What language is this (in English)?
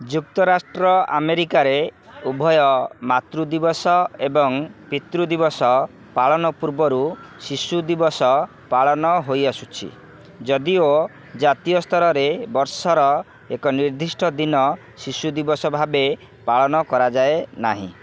Odia